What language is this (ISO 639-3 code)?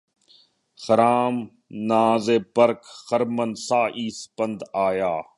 urd